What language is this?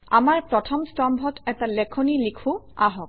Assamese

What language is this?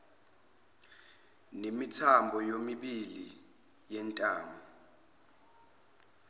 Zulu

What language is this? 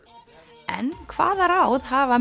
Icelandic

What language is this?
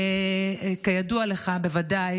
Hebrew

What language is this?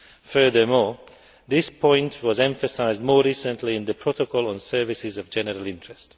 English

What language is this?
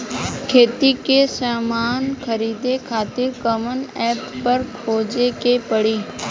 Bhojpuri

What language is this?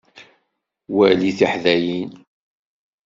Kabyle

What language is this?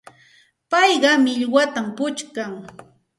Santa Ana de Tusi Pasco Quechua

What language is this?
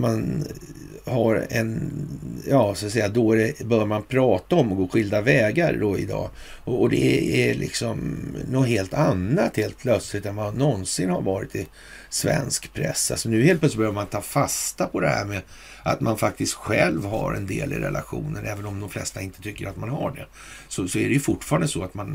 Swedish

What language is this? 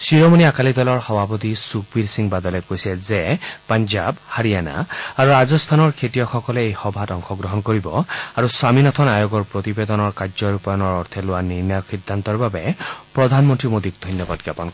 Assamese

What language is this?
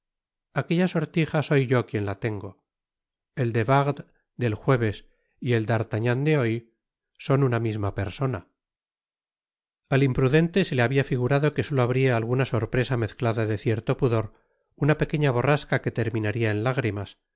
Spanish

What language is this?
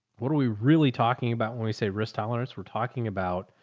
English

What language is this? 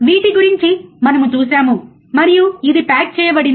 Telugu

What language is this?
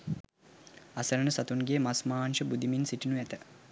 Sinhala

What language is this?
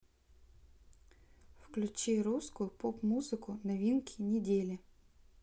Russian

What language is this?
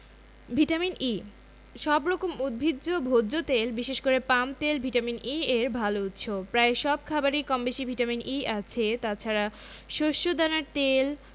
Bangla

